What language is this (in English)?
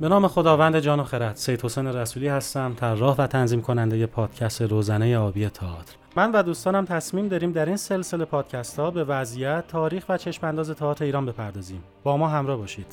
Persian